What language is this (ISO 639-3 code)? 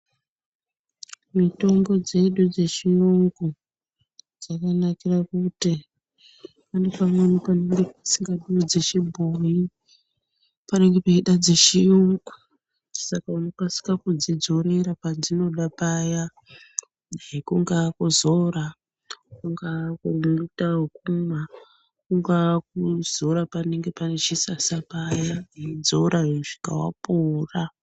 ndc